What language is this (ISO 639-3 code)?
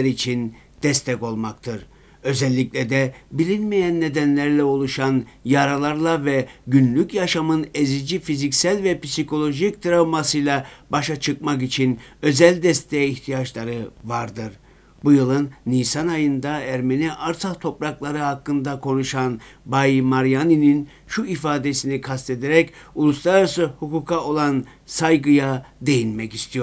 tur